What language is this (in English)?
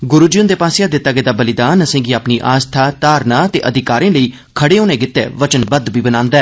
Dogri